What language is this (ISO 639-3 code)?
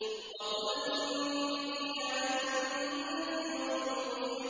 ara